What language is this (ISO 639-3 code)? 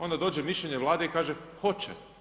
hrv